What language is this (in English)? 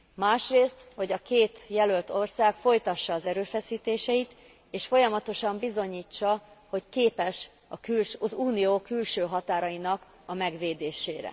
Hungarian